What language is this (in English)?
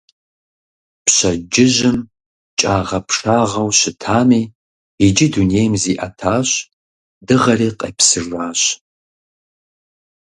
Kabardian